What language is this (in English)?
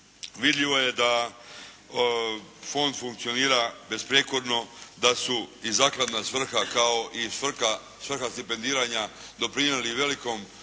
Croatian